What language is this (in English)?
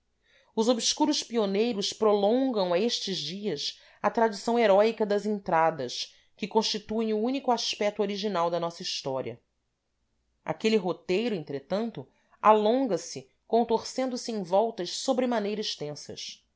Portuguese